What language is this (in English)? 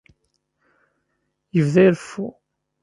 Kabyle